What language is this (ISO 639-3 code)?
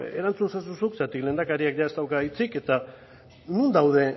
eus